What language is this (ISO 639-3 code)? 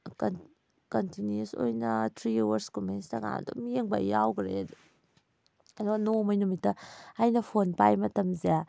mni